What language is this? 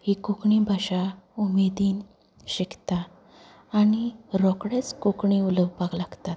Konkani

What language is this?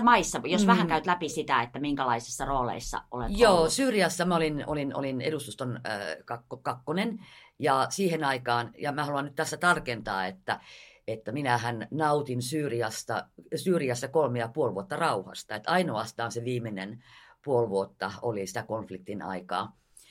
Finnish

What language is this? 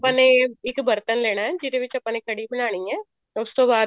Punjabi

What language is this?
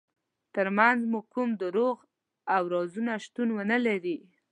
Pashto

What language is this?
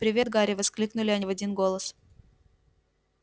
Russian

